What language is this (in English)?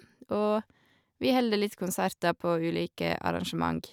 Norwegian